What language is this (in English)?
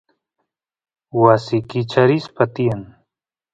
Santiago del Estero Quichua